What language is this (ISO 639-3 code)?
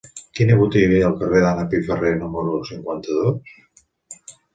cat